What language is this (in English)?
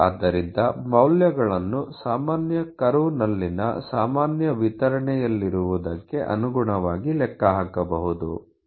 Kannada